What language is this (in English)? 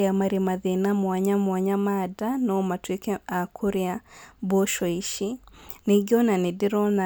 Kikuyu